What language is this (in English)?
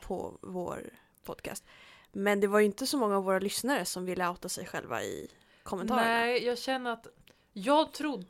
Swedish